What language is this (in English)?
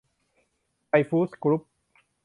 Thai